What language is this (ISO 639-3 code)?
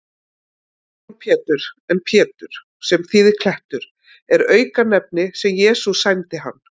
isl